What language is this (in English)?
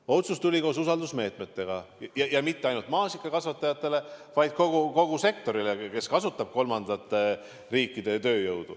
Estonian